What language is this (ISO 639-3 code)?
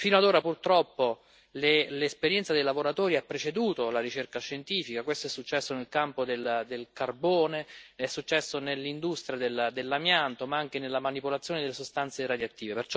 ita